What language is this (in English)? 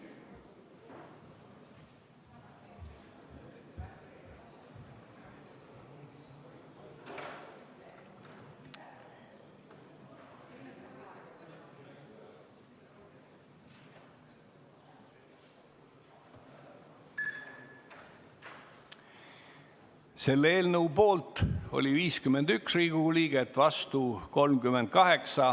Estonian